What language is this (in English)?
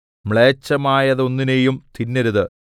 Malayalam